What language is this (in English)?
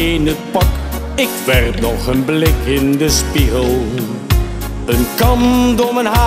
Dutch